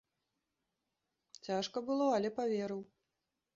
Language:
Belarusian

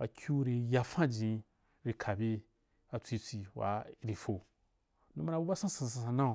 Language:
Wapan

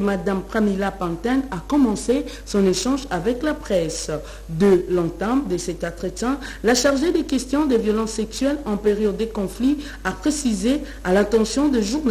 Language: French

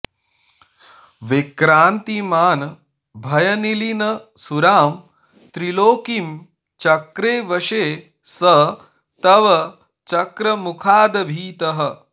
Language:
Sanskrit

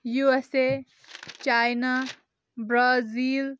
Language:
Kashmiri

